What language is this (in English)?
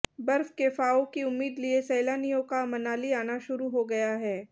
Hindi